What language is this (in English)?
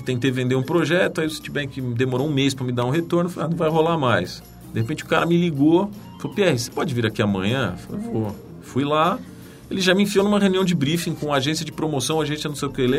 Portuguese